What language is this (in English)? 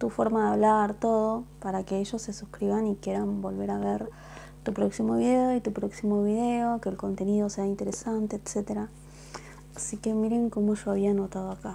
Spanish